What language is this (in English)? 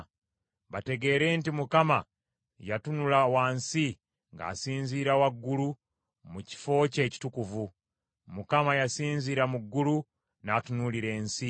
Ganda